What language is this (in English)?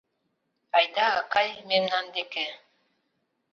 Mari